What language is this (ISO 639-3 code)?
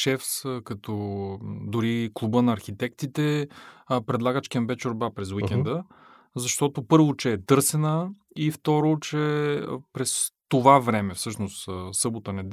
bul